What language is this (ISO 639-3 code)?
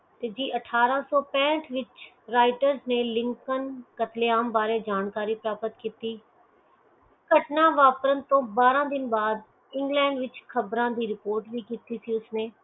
pan